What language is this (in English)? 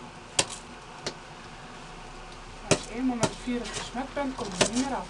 Dutch